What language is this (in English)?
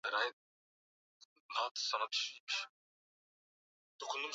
Swahili